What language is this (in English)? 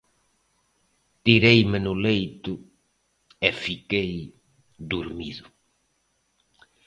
Galician